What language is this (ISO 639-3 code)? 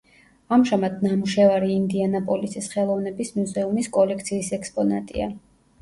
kat